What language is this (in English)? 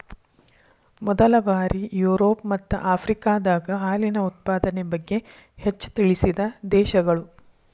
Kannada